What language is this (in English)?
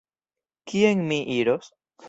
Esperanto